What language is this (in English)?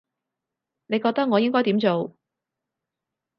Cantonese